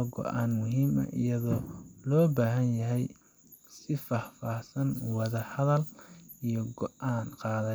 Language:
Somali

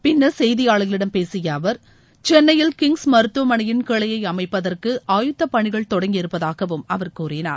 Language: Tamil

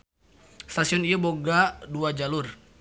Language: Sundanese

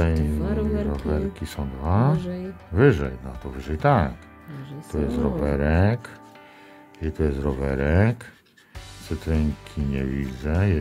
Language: Polish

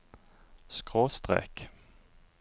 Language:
Norwegian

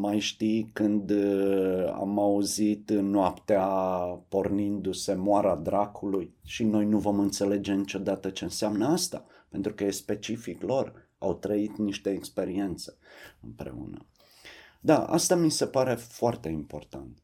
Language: Romanian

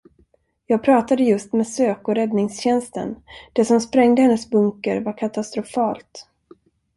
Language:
Swedish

